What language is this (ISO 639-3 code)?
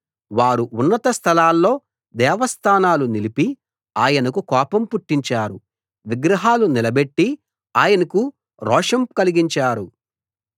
tel